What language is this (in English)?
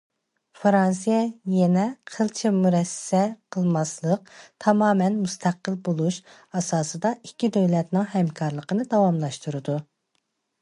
Uyghur